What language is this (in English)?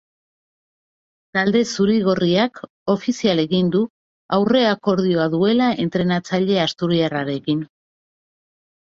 Basque